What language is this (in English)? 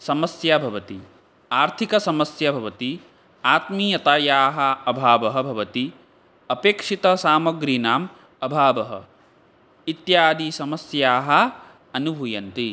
Sanskrit